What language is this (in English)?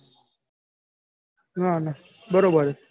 Gujarati